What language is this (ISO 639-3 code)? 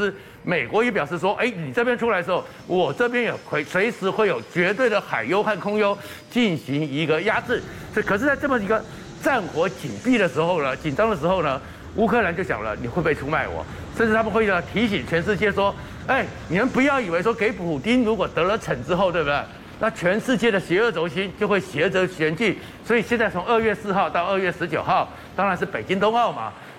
zho